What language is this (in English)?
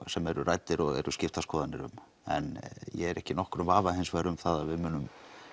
Icelandic